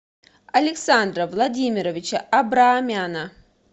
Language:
Russian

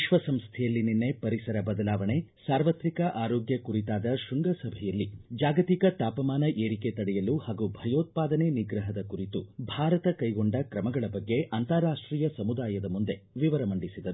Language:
Kannada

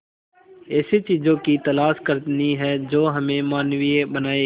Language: Hindi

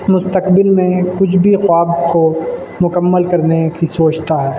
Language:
Urdu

